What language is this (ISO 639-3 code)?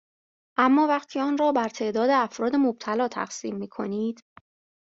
fas